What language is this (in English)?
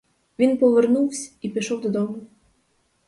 Ukrainian